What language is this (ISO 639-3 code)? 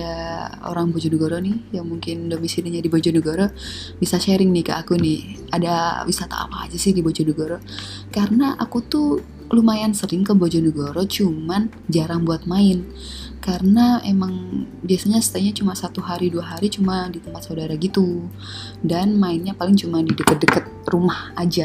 ind